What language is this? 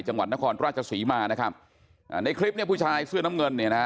Thai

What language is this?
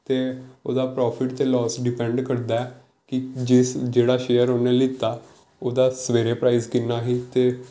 Punjabi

